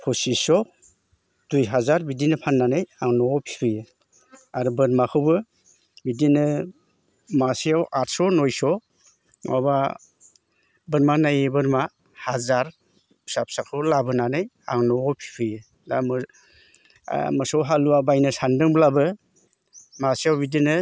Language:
Bodo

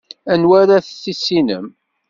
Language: Kabyle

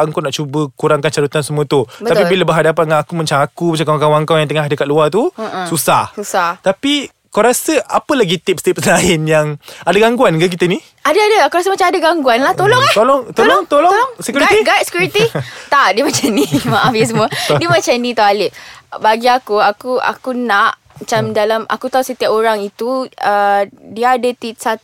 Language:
Malay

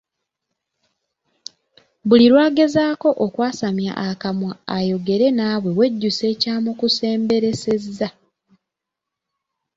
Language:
Ganda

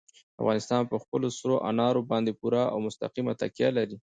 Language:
Pashto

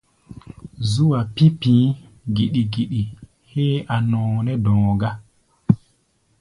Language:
Gbaya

